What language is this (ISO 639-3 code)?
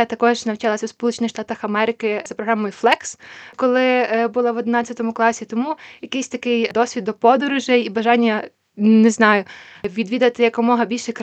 ukr